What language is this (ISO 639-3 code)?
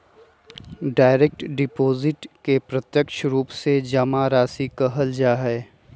mag